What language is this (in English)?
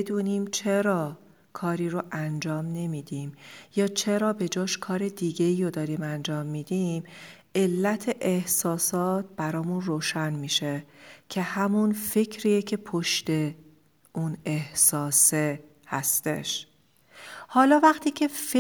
Persian